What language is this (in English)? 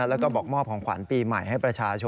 Thai